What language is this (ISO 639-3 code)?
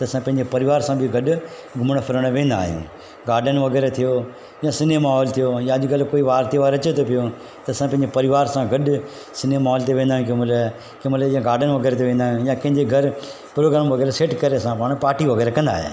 snd